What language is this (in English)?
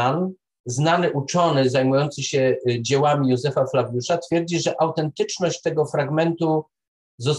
Polish